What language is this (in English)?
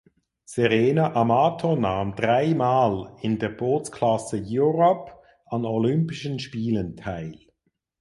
German